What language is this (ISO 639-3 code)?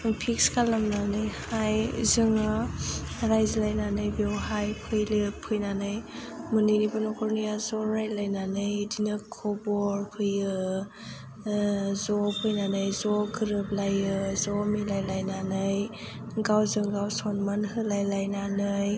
brx